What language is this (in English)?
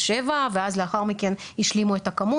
Hebrew